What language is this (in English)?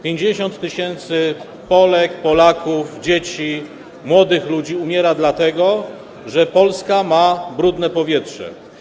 Polish